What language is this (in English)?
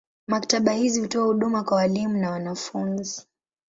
Swahili